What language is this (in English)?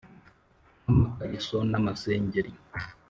Kinyarwanda